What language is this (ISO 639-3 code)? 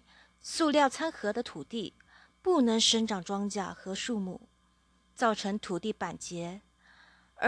zho